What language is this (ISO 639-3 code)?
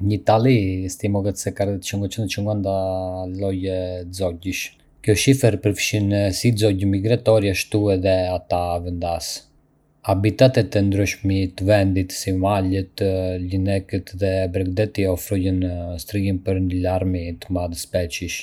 aae